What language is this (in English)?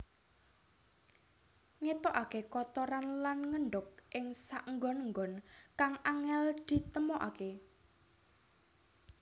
Javanese